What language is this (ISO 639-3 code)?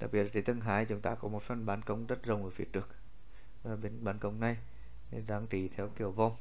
vie